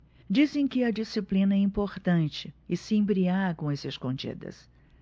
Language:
Portuguese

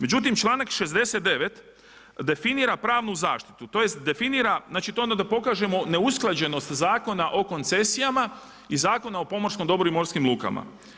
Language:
Croatian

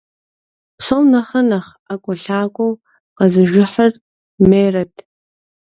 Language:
Kabardian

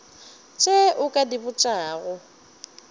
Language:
Northern Sotho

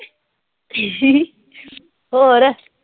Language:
Punjabi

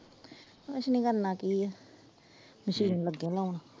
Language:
Punjabi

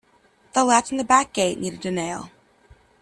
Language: English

